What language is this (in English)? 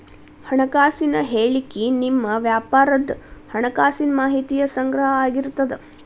Kannada